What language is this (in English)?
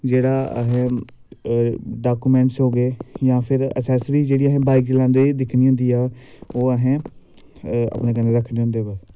Dogri